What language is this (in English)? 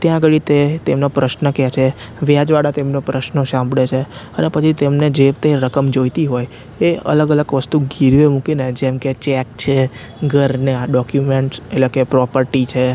Gujarati